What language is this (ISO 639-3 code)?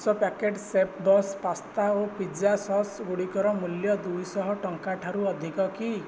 ori